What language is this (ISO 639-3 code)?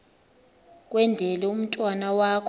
xho